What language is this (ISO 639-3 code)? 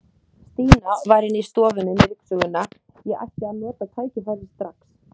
isl